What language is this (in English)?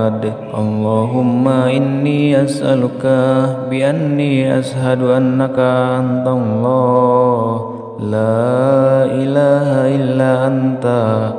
Indonesian